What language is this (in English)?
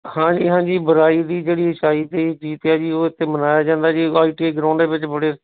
Punjabi